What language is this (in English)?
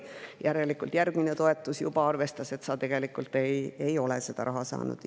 Estonian